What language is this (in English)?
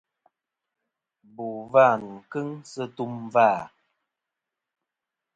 Kom